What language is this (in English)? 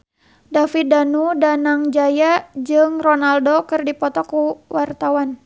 Sundanese